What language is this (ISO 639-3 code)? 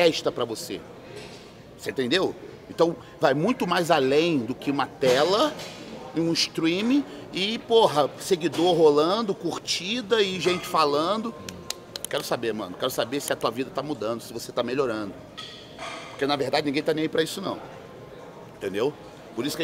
por